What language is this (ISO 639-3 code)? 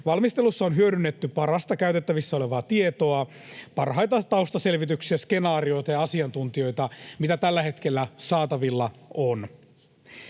fin